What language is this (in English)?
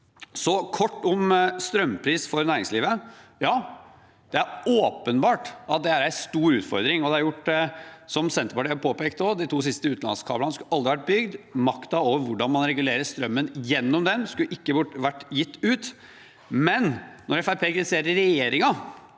Norwegian